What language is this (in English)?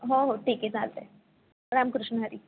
Marathi